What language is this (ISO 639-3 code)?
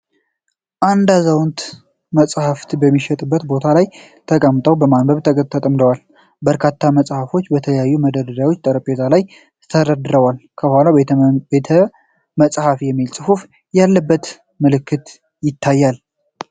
amh